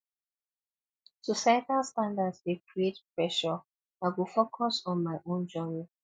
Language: Nigerian Pidgin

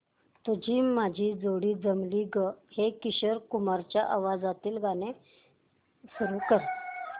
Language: Marathi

